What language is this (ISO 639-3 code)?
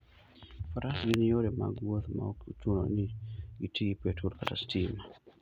luo